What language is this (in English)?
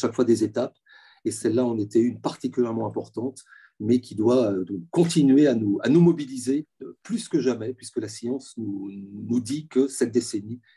French